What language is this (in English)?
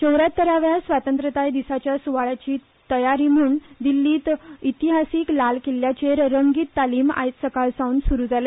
Konkani